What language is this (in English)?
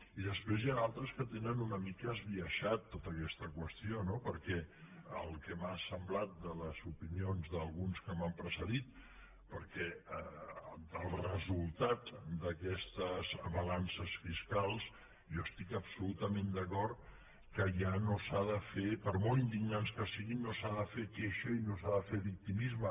Catalan